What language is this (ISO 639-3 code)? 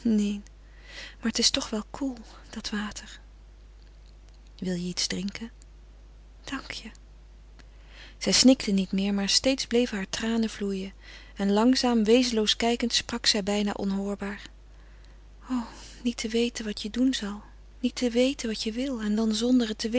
nld